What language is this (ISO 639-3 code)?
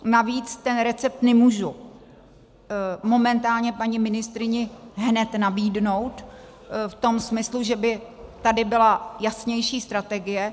ces